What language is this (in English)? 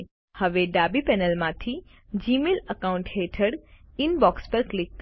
Gujarati